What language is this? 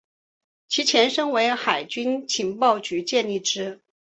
Chinese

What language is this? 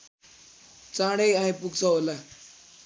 Nepali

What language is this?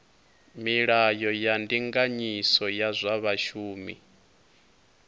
Venda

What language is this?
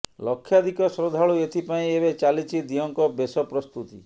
Odia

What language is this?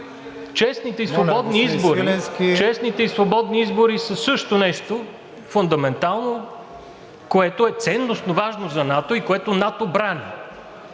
Bulgarian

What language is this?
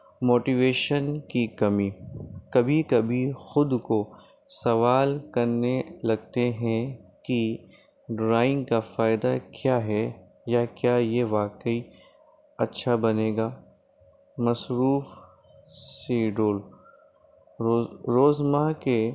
Urdu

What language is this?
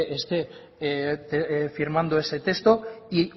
Spanish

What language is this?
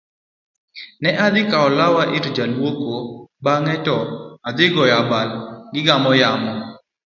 Luo (Kenya and Tanzania)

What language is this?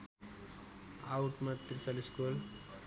Nepali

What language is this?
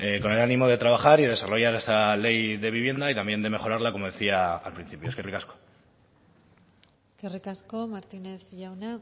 Spanish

